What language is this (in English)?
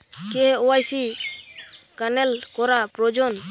Bangla